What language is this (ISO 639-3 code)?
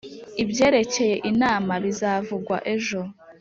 kin